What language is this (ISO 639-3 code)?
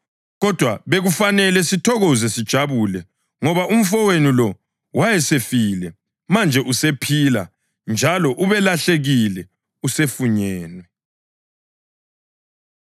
nde